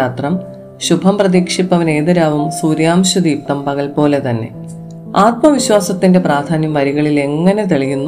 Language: Malayalam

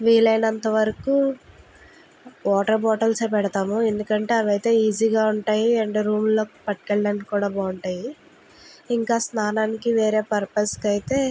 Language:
Telugu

